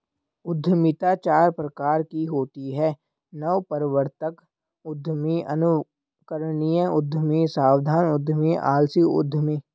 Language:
Hindi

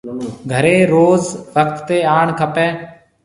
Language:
Marwari (Pakistan)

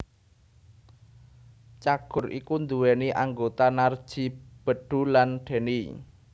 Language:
Javanese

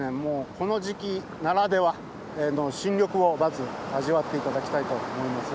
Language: Japanese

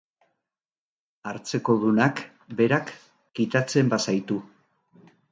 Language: Basque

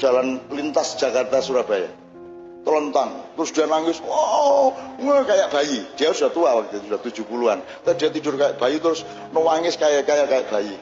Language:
Indonesian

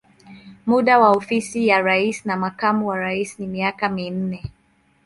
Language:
Swahili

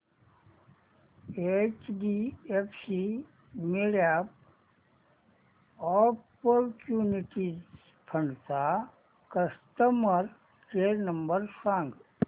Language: Marathi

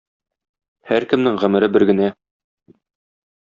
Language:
Tatar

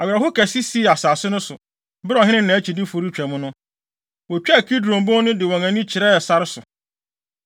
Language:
Akan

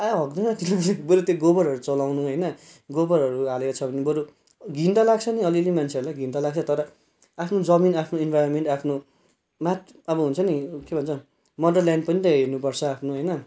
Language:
Nepali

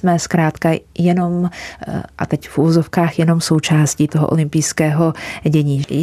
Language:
Czech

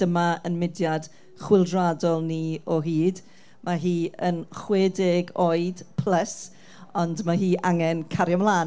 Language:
Welsh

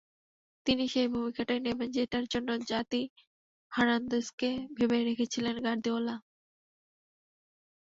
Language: Bangla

